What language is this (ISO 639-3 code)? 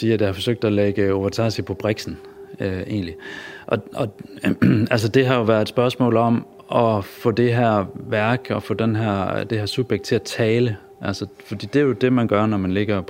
dan